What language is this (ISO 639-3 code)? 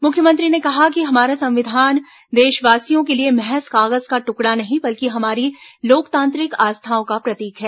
hin